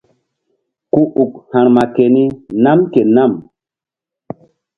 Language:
Mbum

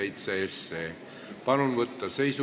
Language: Estonian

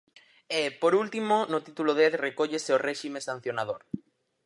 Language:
Galician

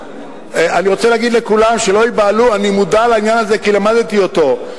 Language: Hebrew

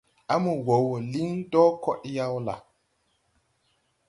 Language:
Tupuri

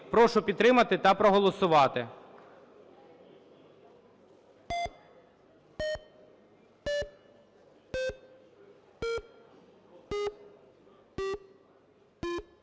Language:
Ukrainian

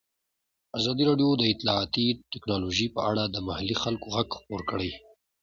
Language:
Pashto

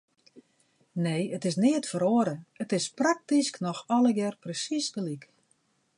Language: Western Frisian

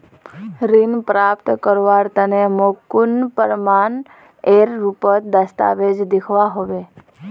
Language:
Magahi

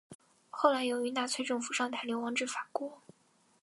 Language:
Chinese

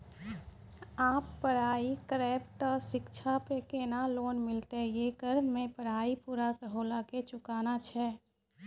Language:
Maithili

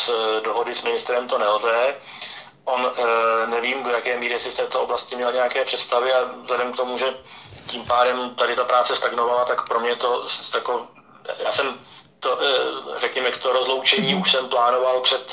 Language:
Czech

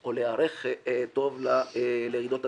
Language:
Hebrew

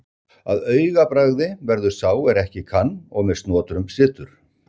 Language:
Icelandic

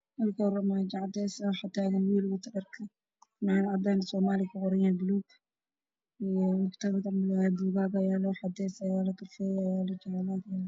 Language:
Somali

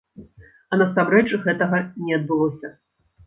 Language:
Belarusian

